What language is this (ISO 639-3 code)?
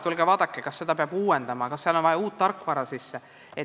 est